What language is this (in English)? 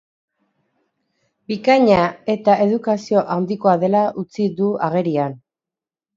Basque